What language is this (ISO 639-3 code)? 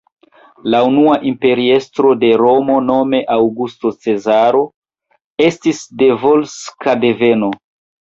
epo